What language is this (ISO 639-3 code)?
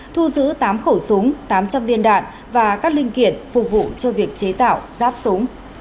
vie